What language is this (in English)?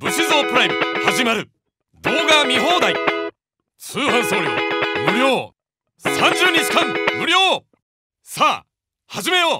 Japanese